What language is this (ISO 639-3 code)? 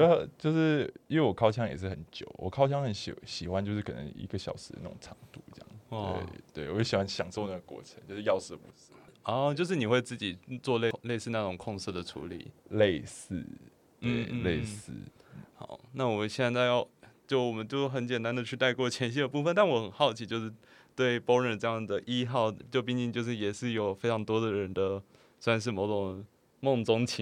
zho